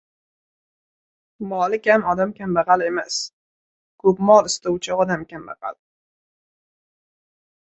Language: Uzbek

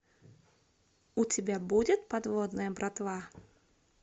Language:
Russian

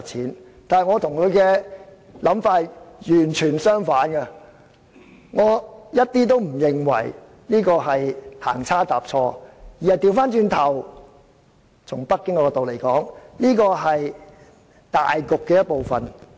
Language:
Cantonese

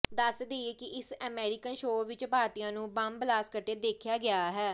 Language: Punjabi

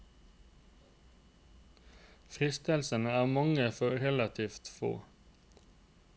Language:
Norwegian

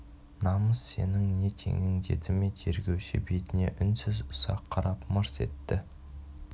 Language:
Kazakh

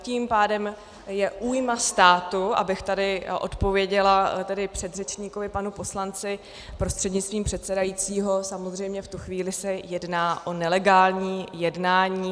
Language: Czech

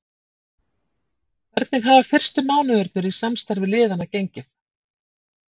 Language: Icelandic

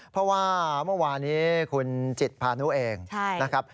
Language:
Thai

